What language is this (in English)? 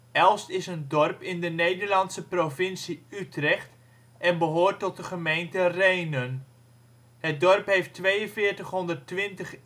Dutch